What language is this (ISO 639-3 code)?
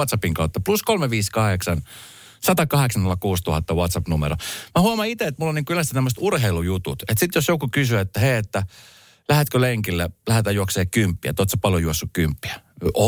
fin